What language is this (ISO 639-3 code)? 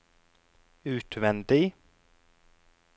nor